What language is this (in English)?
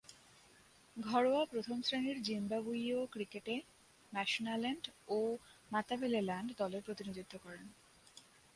Bangla